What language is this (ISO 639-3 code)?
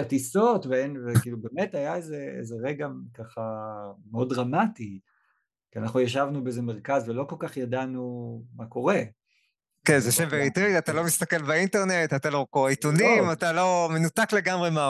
heb